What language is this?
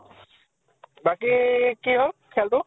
Assamese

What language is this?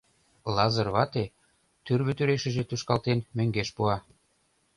Mari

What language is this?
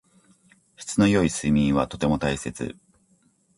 Japanese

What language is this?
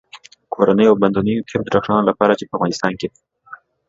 Pashto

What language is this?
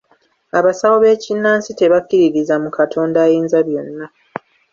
Ganda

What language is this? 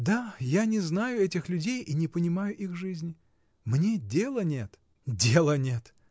Russian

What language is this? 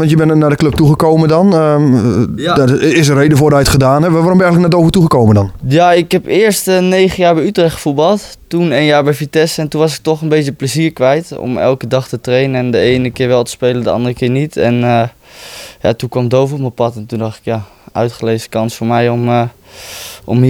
Dutch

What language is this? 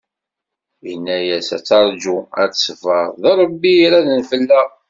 Kabyle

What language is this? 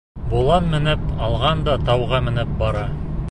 Bashkir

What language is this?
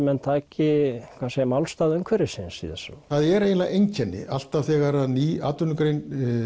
Icelandic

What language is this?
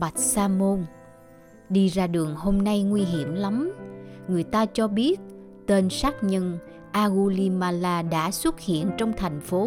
Vietnamese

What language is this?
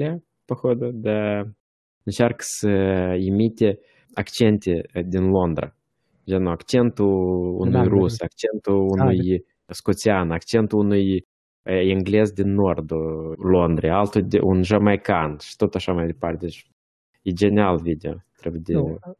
Romanian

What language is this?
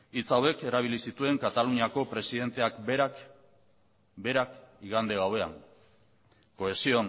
Basque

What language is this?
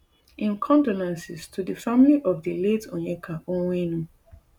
Nigerian Pidgin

